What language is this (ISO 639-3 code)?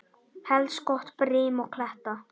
isl